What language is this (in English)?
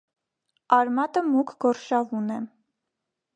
Armenian